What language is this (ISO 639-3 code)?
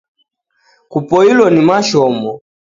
dav